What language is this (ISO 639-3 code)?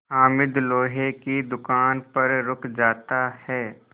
hin